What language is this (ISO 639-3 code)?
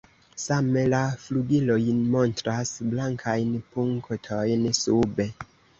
epo